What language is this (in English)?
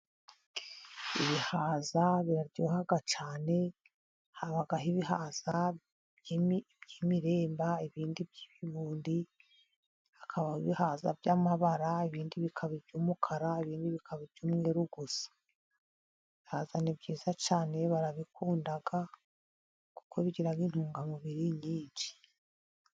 Kinyarwanda